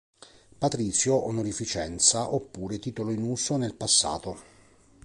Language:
Italian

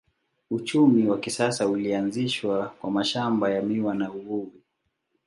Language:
Swahili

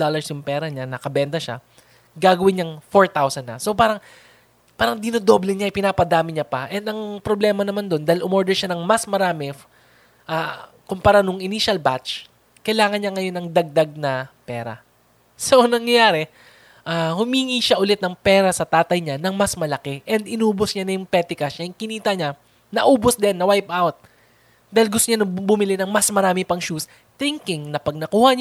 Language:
Filipino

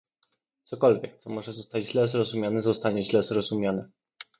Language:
Polish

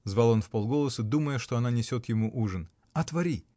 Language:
Russian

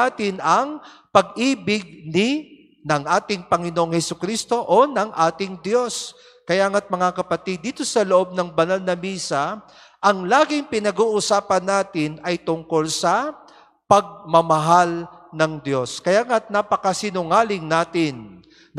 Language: Filipino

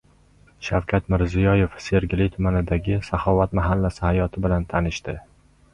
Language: Uzbek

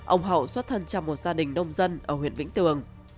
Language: Vietnamese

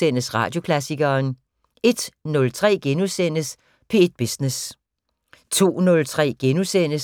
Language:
Danish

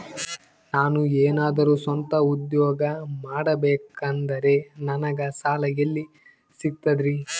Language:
Kannada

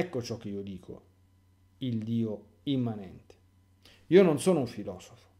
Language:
Italian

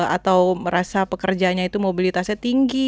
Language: Indonesian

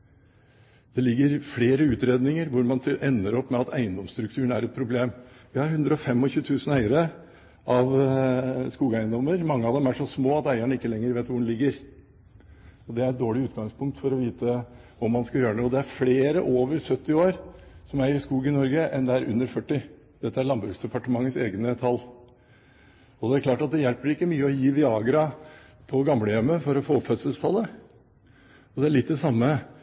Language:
Norwegian Bokmål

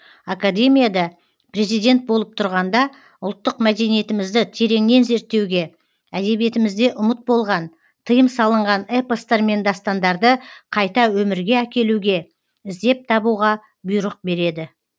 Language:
Kazakh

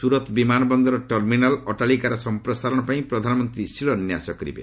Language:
Odia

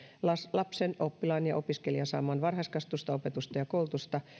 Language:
Finnish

